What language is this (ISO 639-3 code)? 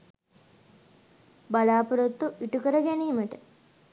sin